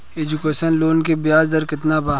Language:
Bhojpuri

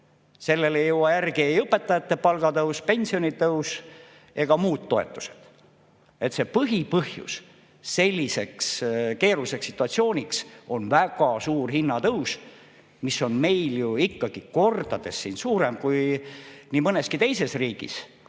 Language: Estonian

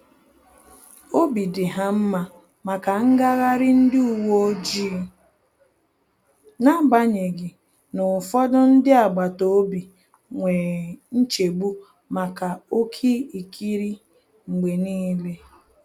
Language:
Igbo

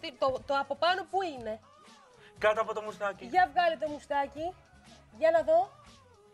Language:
Greek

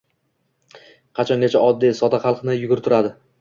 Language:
Uzbek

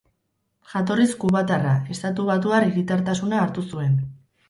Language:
Basque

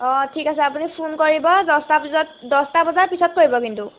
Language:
Assamese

